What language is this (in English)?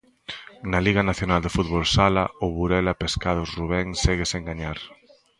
Galician